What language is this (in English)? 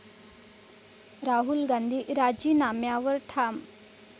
Marathi